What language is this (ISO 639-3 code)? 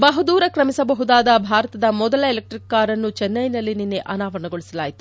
kan